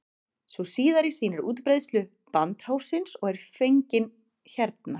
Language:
Icelandic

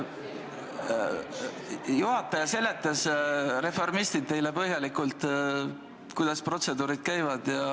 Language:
Estonian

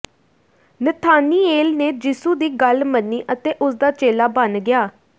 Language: Punjabi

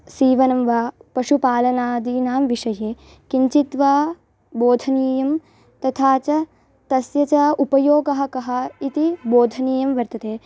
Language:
Sanskrit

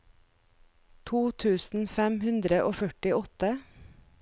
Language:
Norwegian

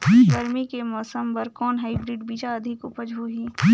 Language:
Chhattisgarhi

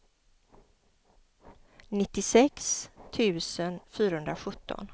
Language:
Swedish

